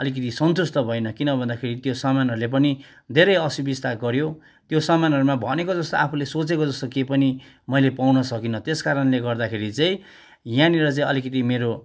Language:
Nepali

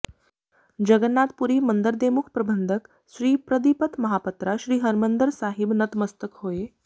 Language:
Punjabi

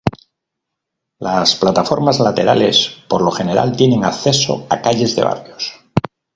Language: Spanish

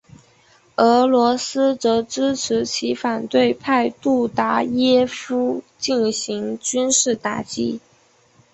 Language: Chinese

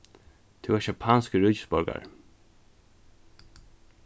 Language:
Faroese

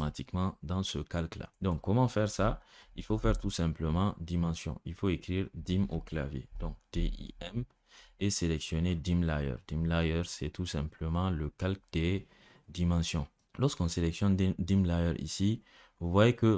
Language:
French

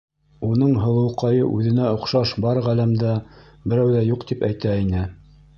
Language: Bashkir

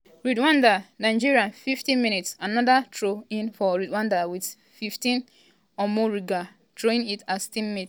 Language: Nigerian Pidgin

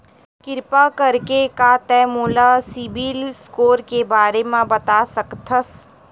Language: Chhattisgarhi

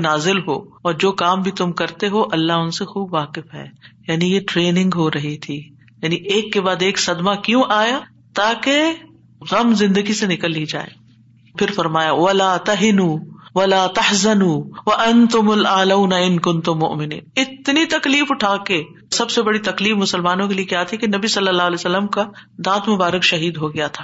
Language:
Urdu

